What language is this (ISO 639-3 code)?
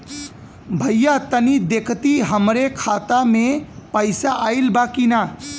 bho